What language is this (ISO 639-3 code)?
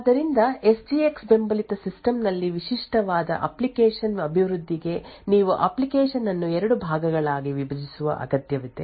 kan